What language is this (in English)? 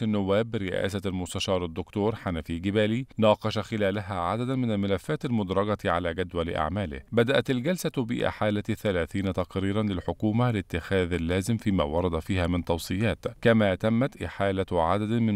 Arabic